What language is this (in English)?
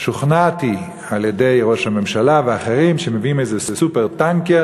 Hebrew